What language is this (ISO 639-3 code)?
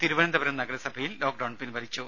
mal